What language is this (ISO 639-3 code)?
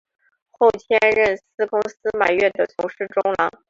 zho